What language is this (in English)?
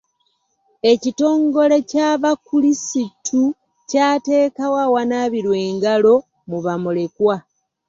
Ganda